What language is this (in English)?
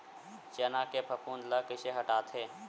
Chhattisgarhi